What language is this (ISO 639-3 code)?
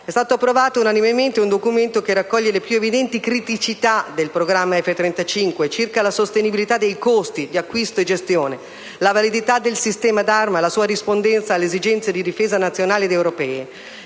ita